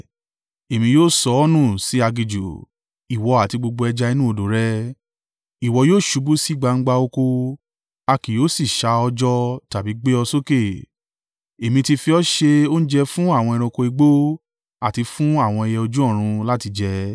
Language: Yoruba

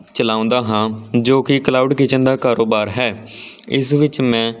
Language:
Punjabi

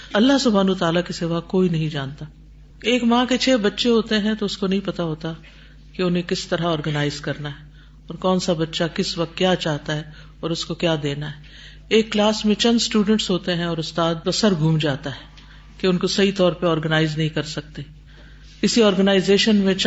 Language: Urdu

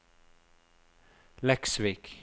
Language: Norwegian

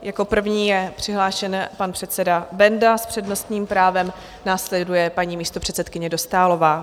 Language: Czech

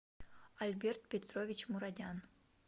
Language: Russian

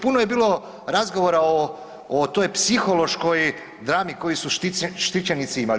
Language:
Croatian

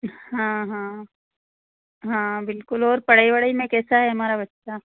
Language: Hindi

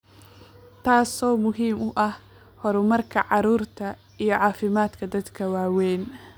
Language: Somali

